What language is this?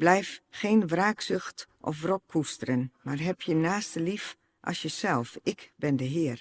Dutch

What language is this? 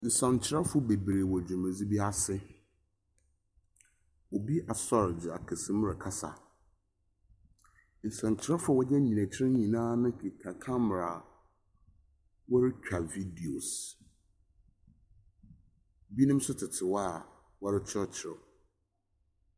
Akan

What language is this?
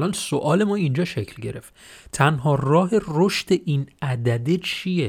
Persian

